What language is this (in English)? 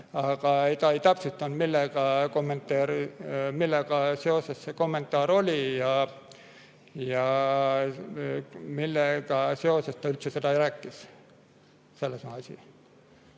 Estonian